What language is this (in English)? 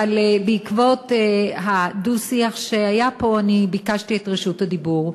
Hebrew